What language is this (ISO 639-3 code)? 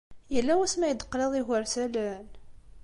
kab